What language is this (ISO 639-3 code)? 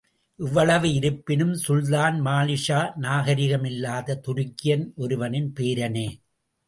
tam